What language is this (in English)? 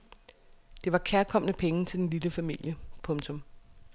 Danish